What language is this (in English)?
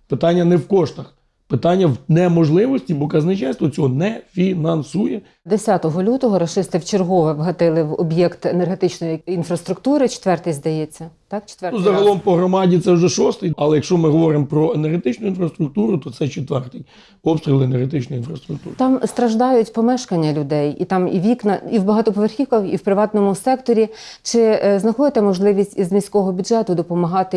Ukrainian